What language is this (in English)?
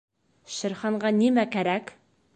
Bashkir